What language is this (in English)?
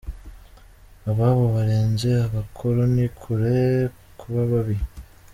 Kinyarwanda